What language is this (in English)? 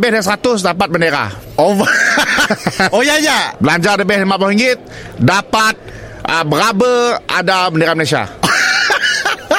Malay